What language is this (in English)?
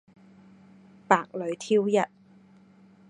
Cantonese